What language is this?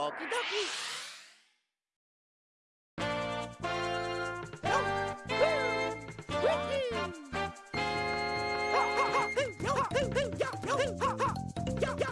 English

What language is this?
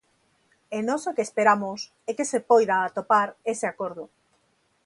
Galician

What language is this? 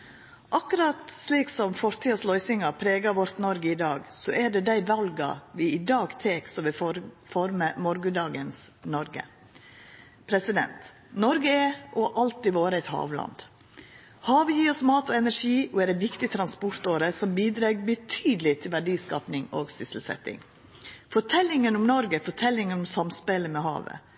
Norwegian Nynorsk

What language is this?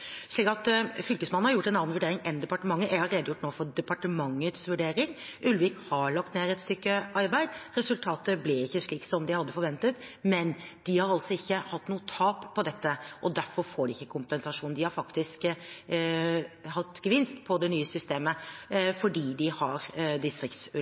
Norwegian Bokmål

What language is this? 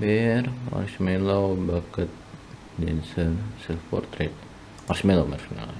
Indonesian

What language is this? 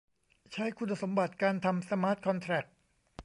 Thai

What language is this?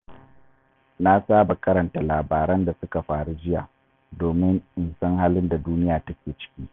Hausa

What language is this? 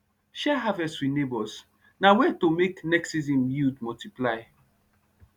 Nigerian Pidgin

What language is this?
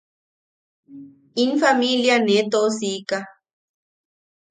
Yaqui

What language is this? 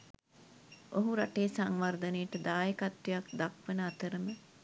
Sinhala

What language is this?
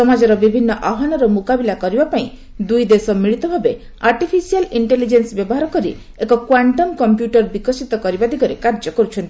Odia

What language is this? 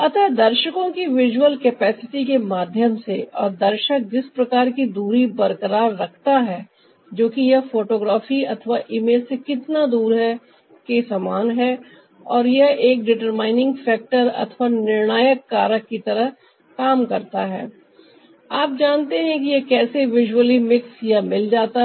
Hindi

